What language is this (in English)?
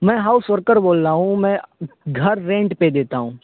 Urdu